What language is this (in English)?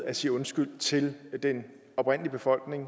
Danish